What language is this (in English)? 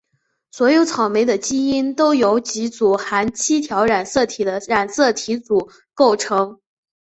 Chinese